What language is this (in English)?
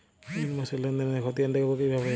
Bangla